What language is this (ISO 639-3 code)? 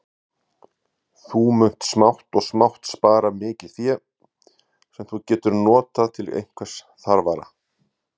isl